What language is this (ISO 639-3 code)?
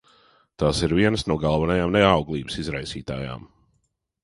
lav